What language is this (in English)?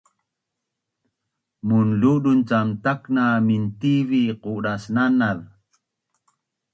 Bunun